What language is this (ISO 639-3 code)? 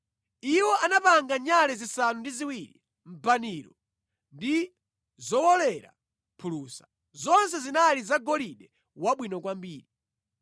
nya